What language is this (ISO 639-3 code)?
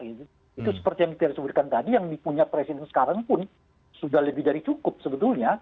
ind